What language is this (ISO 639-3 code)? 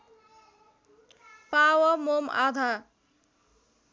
nep